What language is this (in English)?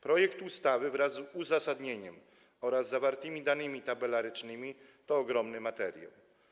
Polish